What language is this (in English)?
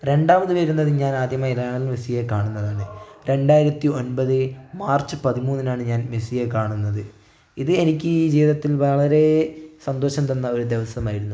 Malayalam